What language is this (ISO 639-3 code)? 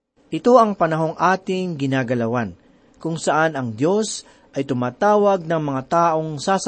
fil